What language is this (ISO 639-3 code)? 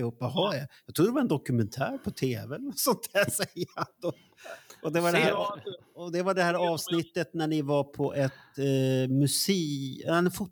swe